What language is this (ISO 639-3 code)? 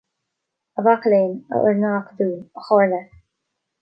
gle